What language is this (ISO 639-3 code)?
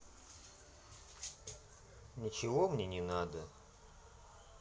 rus